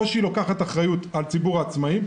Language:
Hebrew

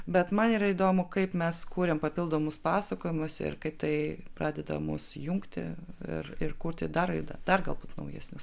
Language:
Lithuanian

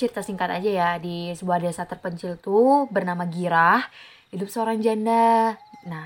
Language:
Indonesian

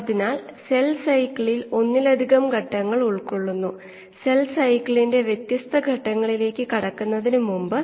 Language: Malayalam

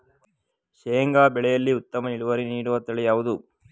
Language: Kannada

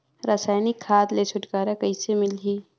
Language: Chhattisgarhi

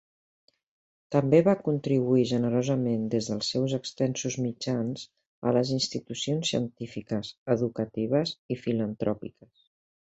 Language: Catalan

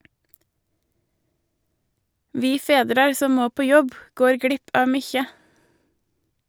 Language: Norwegian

